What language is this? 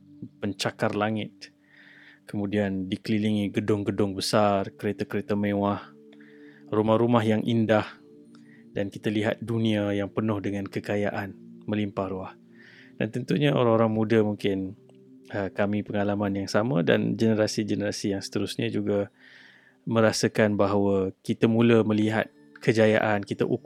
Malay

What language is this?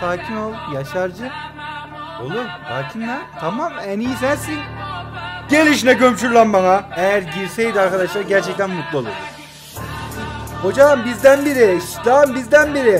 Turkish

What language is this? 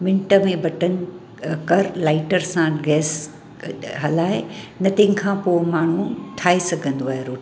Sindhi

